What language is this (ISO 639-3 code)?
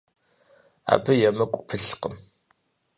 kbd